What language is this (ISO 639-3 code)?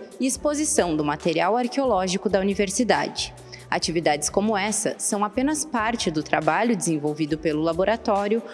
por